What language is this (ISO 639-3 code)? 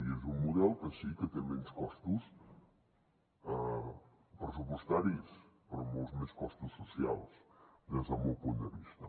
cat